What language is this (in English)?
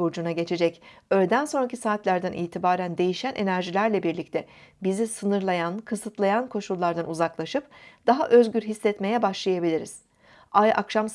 Turkish